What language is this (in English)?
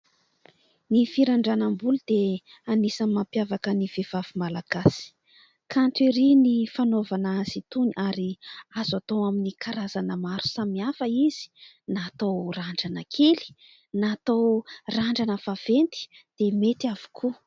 Malagasy